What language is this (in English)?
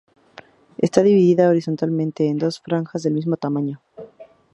Spanish